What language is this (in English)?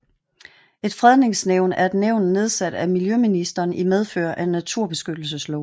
Danish